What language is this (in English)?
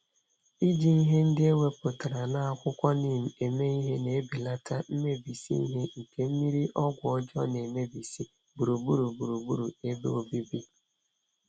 Igbo